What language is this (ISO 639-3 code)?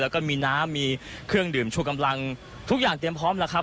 tha